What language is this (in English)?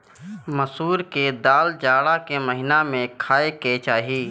Bhojpuri